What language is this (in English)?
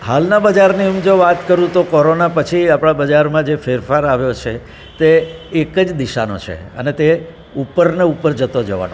Gujarati